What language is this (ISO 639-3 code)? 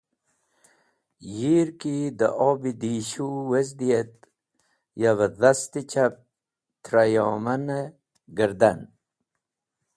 wbl